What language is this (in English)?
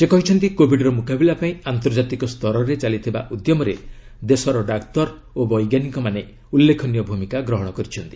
Odia